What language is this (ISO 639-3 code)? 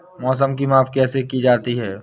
hin